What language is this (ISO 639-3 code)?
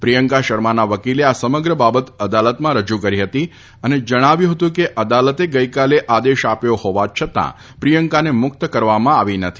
guj